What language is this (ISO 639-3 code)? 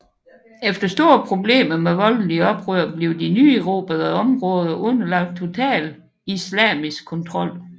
dan